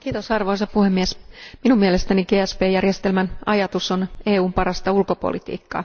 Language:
Finnish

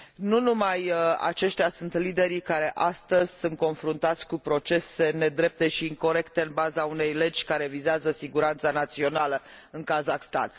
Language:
Romanian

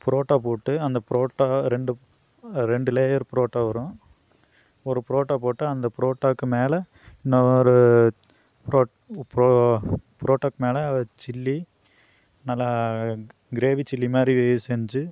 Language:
Tamil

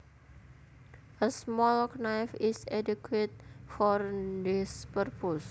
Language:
Javanese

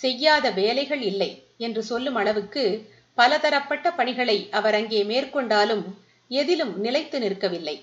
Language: Tamil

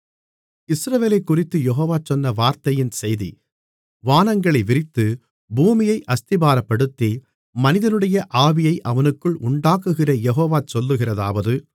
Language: Tamil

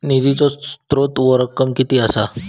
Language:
Marathi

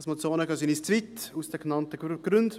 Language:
Swiss German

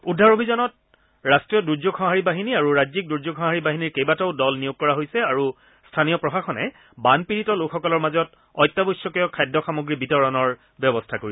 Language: Assamese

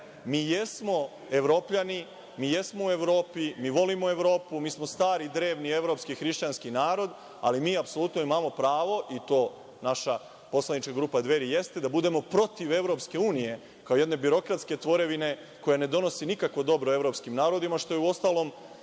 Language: Serbian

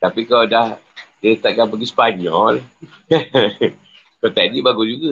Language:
Malay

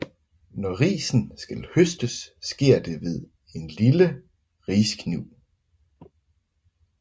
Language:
Danish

